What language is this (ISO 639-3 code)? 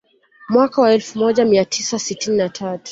swa